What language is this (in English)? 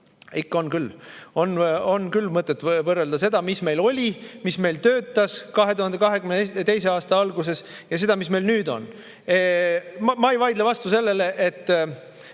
Estonian